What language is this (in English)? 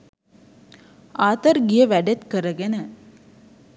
Sinhala